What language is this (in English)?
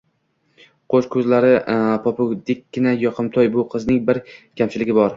Uzbek